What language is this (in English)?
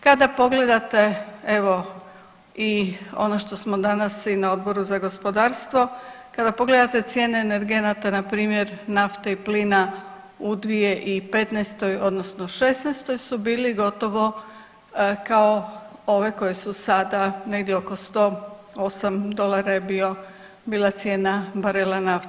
Croatian